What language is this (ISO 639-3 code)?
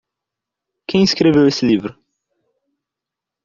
por